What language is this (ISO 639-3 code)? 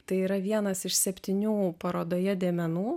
lit